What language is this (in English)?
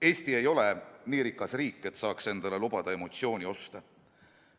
Estonian